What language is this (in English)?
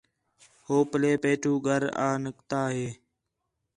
Khetrani